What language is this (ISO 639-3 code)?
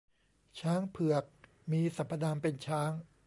tha